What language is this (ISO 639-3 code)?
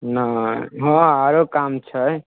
mai